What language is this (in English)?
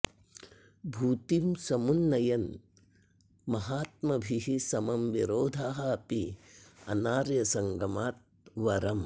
Sanskrit